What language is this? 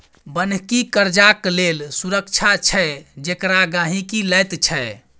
Maithili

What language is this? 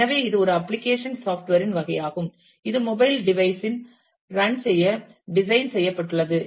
Tamil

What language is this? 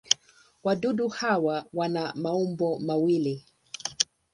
Swahili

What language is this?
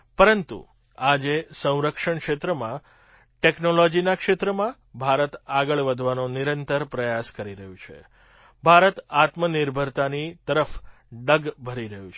Gujarati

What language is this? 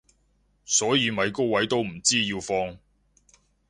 Cantonese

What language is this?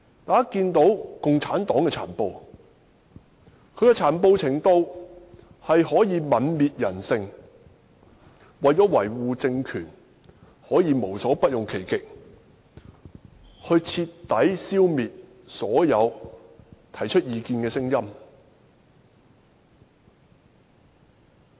Cantonese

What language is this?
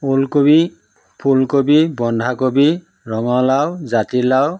Assamese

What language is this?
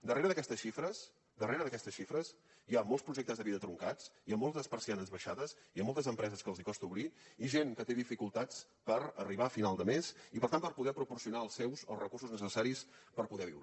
Catalan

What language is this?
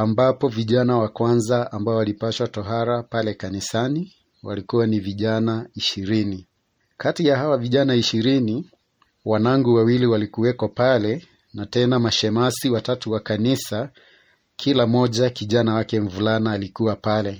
Swahili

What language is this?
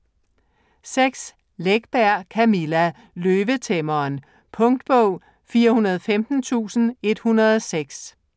Danish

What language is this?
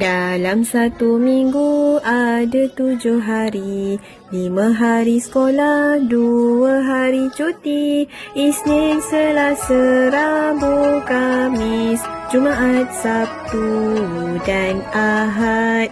Malay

